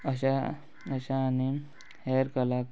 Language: Konkani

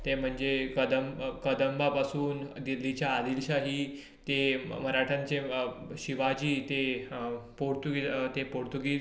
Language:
Konkani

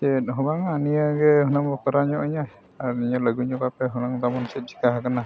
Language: Santali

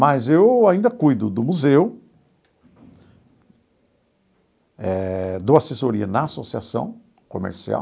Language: Portuguese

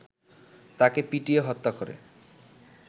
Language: Bangla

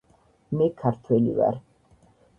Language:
Georgian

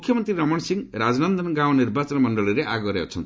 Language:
Odia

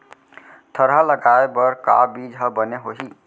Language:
Chhattisgarhi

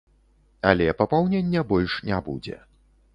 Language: Belarusian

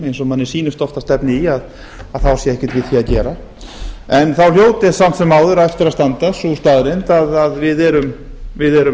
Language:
Icelandic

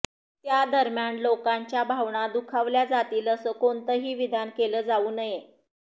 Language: Marathi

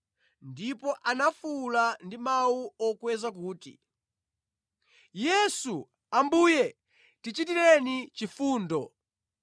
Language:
Nyanja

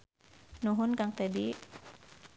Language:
Sundanese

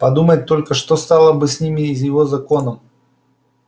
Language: Russian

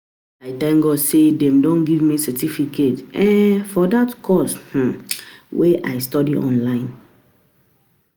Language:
Nigerian Pidgin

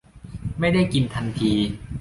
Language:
Thai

